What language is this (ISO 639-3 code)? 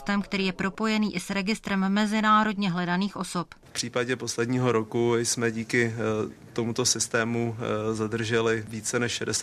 ces